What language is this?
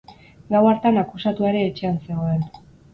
Basque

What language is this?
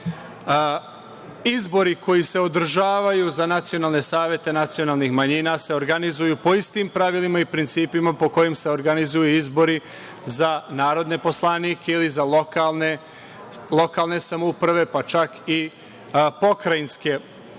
Serbian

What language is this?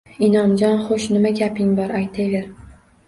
Uzbek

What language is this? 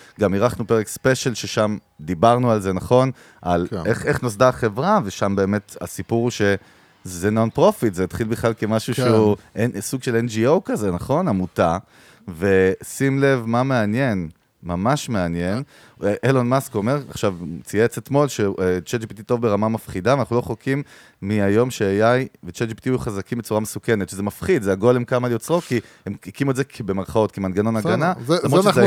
Hebrew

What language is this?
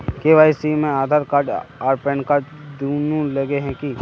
Magahi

